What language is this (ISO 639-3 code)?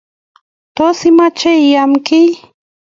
kln